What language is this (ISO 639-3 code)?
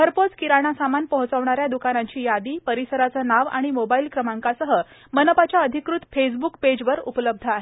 mar